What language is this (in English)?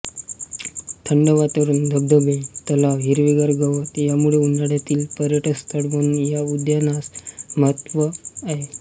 Marathi